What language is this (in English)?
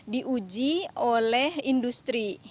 Indonesian